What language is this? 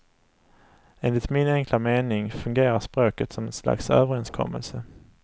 Swedish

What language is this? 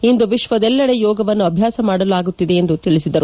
Kannada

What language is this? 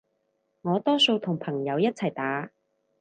Cantonese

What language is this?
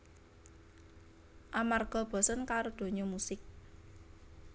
Javanese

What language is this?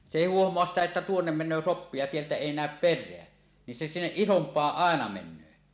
Finnish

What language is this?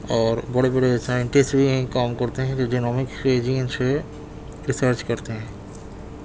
Urdu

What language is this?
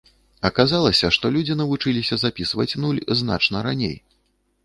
Belarusian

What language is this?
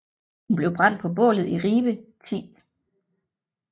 Danish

